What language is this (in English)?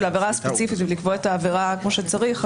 Hebrew